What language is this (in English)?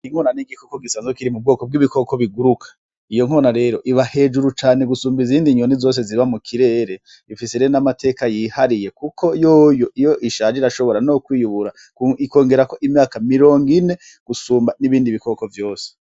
Rundi